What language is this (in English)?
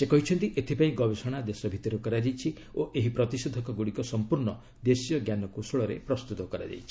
Odia